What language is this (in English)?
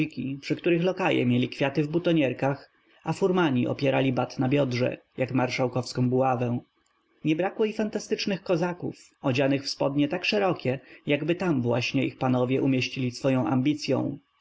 Polish